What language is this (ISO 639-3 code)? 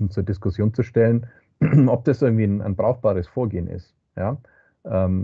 deu